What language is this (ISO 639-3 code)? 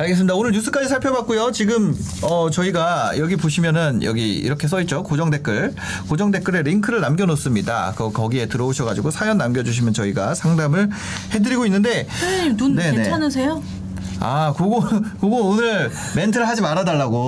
kor